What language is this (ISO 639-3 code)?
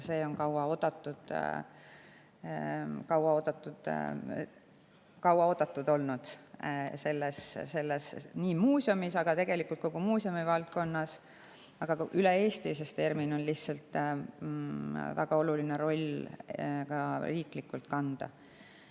est